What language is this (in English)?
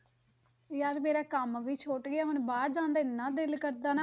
Punjabi